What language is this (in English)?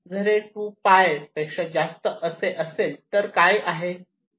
Marathi